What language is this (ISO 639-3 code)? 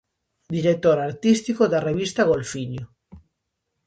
glg